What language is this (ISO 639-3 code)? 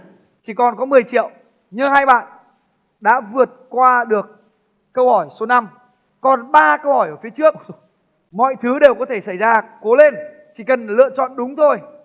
vie